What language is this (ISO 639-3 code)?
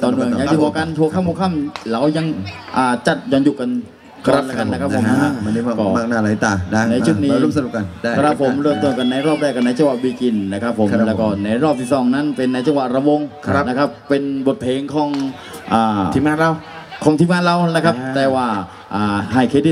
tha